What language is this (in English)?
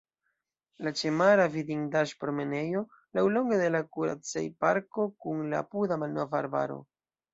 Esperanto